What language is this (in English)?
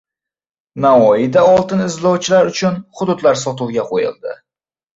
Uzbek